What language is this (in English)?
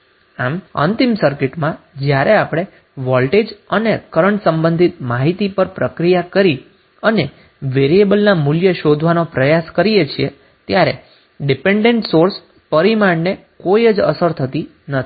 Gujarati